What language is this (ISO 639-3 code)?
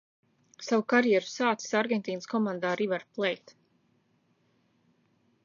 lav